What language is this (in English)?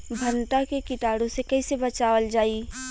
Bhojpuri